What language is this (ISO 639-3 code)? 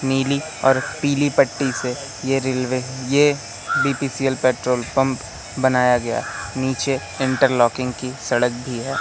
hin